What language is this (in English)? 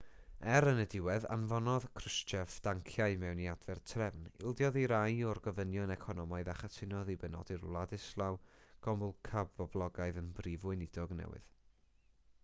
Welsh